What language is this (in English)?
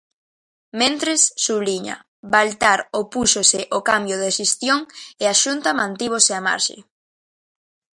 Galician